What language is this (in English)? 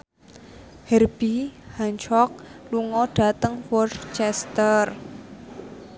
Javanese